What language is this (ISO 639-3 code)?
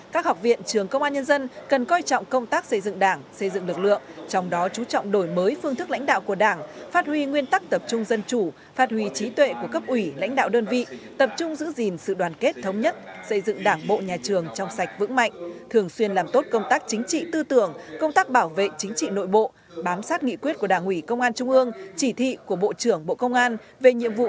vie